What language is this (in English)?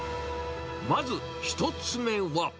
Japanese